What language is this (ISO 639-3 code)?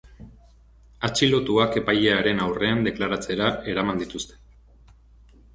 eus